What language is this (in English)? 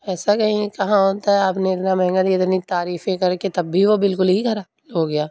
Urdu